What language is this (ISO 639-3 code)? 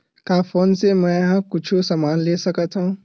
hne